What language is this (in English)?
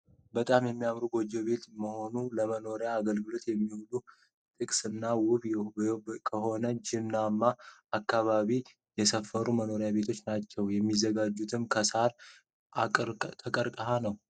Amharic